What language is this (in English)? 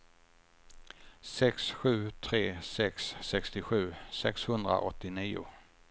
Swedish